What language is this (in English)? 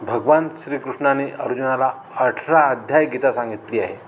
Marathi